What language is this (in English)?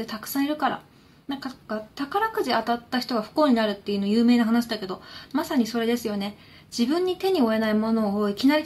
Japanese